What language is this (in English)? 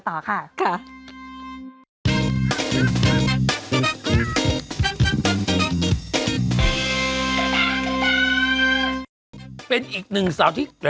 Thai